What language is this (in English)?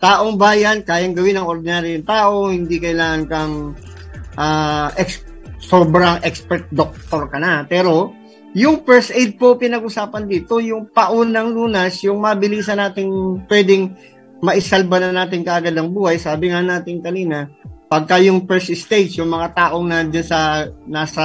Filipino